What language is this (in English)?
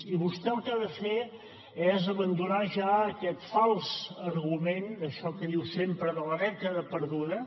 Catalan